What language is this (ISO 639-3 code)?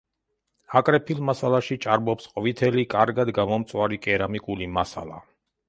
kat